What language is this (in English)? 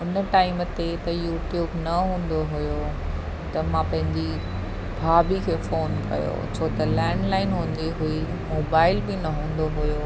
Sindhi